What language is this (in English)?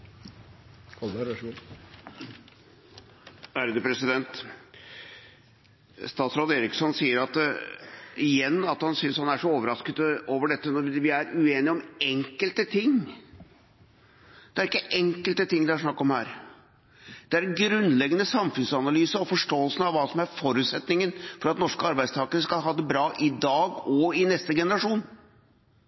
Norwegian Bokmål